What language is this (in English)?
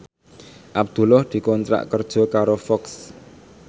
Javanese